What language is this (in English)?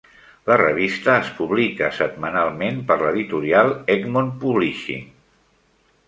Catalan